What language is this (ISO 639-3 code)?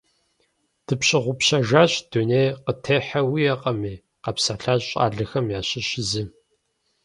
kbd